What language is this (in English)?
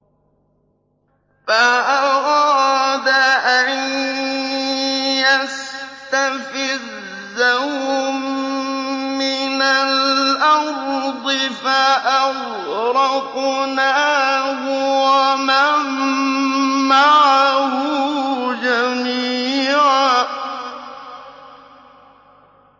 Arabic